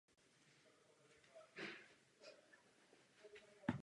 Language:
Czech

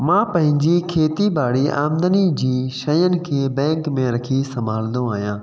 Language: Sindhi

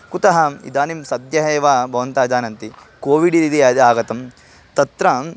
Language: Sanskrit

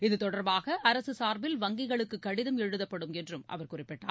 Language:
Tamil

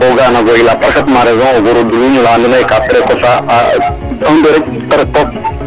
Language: Serer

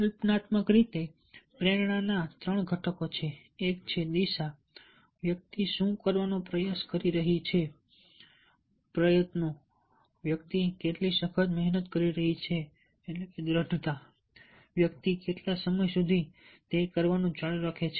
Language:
Gujarati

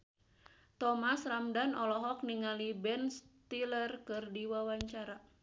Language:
Sundanese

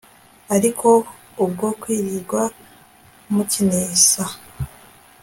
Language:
Kinyarwanda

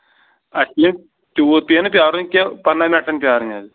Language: Kashmiri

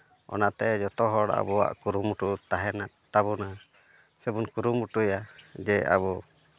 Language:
Santali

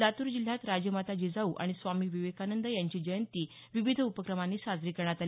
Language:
Marathi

